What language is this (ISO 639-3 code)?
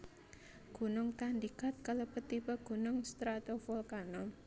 jav